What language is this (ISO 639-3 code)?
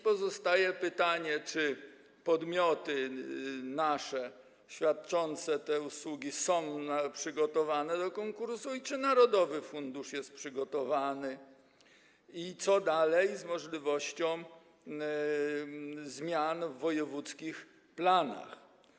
pol